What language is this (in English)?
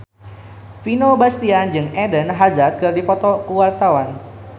Sundanese